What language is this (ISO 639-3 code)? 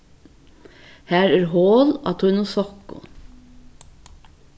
fao